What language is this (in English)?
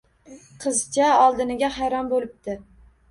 Uzbek